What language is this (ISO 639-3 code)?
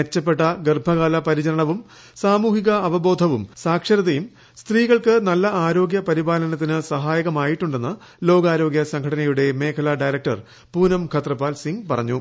mal